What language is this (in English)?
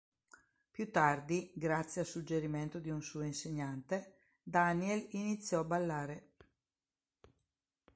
Italian